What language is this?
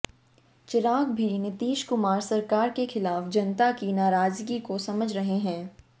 Hindi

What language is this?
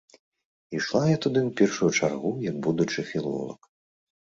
Belarusian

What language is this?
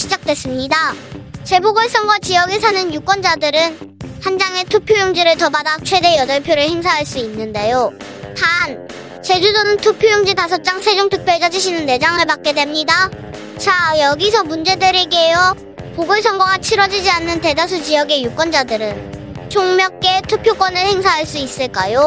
Korean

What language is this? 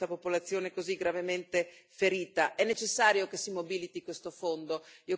Italian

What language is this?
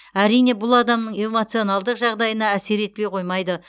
Kazakh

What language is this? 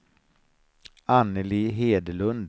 Swedish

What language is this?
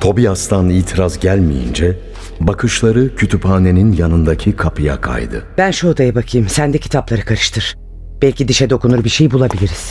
Turkish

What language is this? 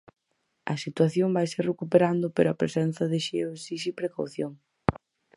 Galician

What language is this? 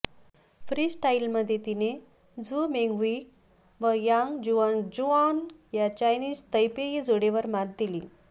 Marathi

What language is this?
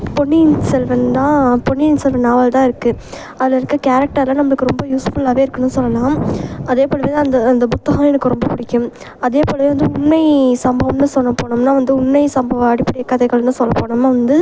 Tamil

